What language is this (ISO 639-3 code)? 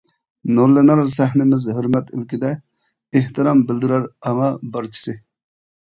uig